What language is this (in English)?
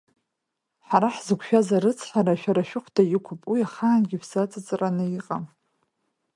Abkhazian